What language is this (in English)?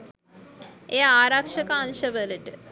Sinhala